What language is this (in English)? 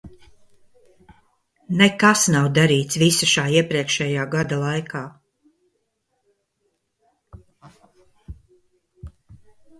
Latvian